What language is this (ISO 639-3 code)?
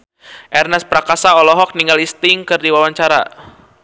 sun